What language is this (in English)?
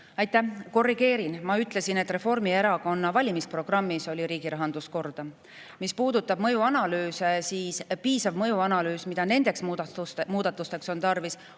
Estonian